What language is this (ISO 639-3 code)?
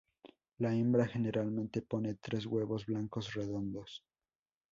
spa